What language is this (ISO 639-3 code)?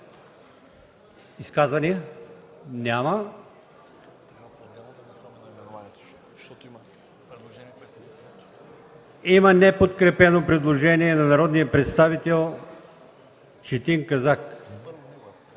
bul